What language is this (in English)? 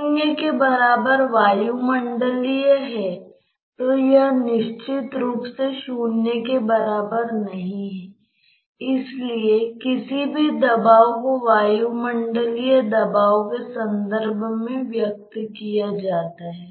Hindi